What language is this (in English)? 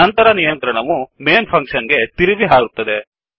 Kannada